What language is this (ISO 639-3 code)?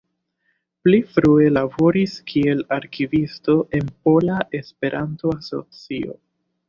epo